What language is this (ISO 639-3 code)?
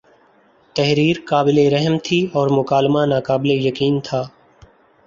urd